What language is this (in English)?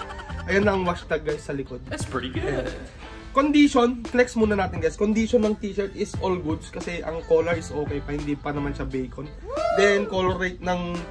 Filipino